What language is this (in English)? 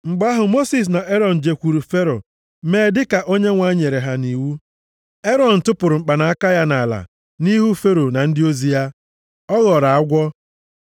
Igbo